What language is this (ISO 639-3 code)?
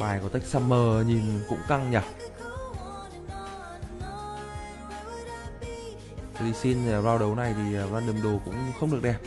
vie